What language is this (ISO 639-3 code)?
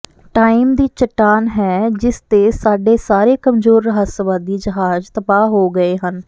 pan